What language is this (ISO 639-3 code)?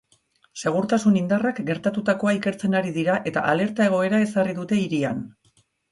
eus